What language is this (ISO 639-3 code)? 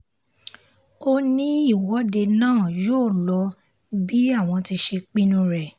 yor